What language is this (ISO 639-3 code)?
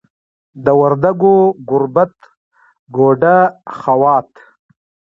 pus